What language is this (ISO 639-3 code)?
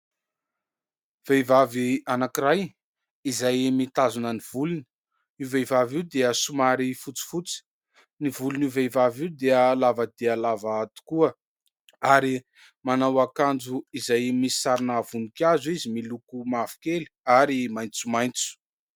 mlg